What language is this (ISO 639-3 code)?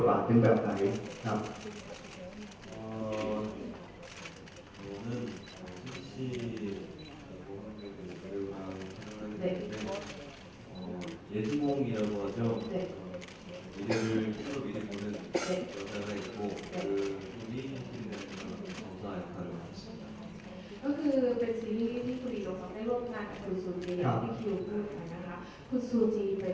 tha